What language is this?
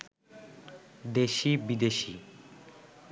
Bangla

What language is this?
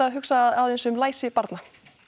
Icelandic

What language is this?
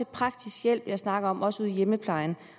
Danish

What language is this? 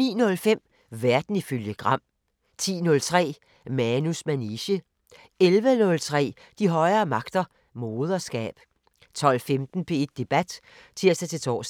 Danish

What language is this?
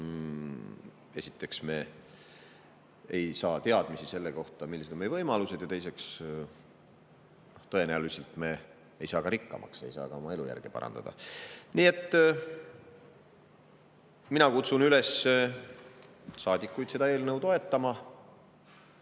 Estonian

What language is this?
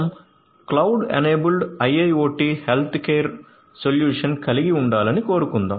Telugu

